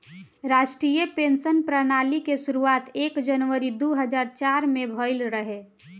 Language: Bhojpuri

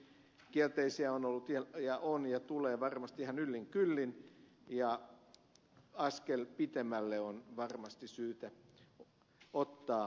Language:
Finnish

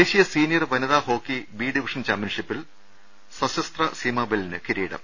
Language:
Malayalam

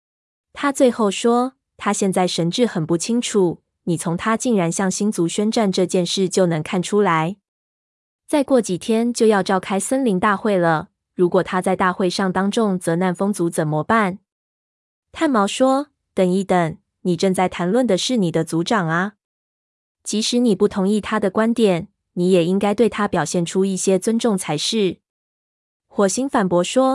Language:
Chinese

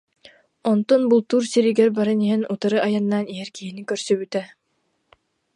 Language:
Yakut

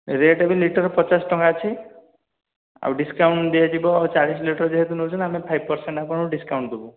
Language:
Odia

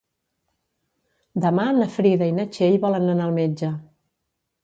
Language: Catalan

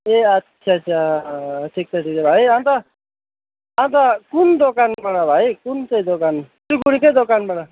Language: Nepali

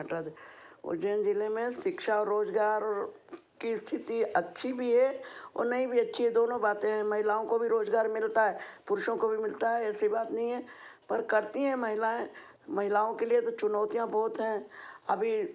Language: Hindi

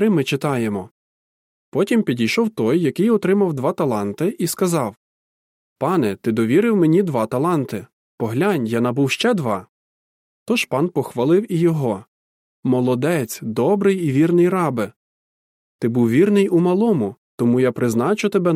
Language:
Ukrainian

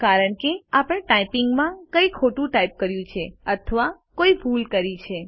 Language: Gujarati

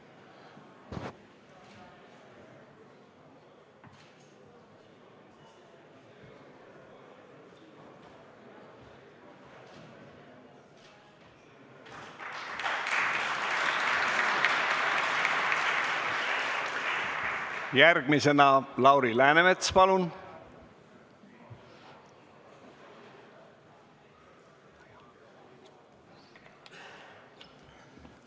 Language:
Estonian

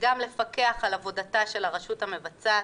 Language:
Hebrew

